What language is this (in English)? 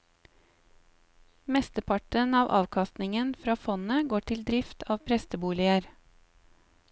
Norwegian